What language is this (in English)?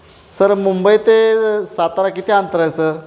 Marathi